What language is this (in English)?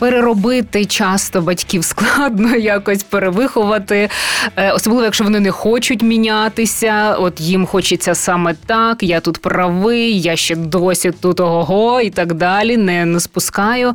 Ukrainian